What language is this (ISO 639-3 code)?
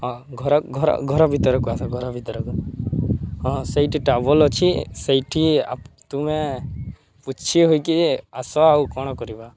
ori